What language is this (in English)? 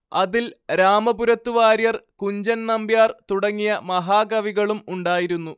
Malayalam